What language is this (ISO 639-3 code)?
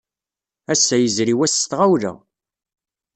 kab